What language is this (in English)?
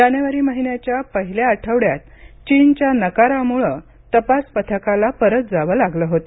Marathi